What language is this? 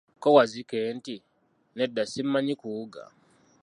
Ganda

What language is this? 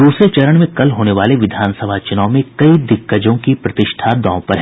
Hindi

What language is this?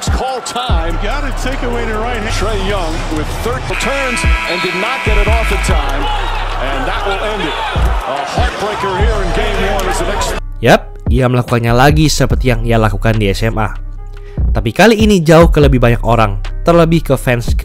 Indonesian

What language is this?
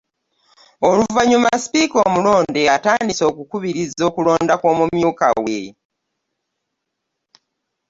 Ganda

